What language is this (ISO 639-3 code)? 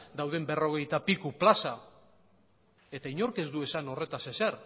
eus